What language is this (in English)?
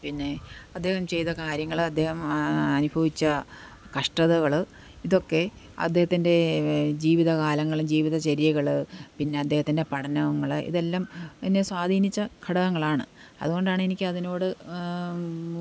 Malayalam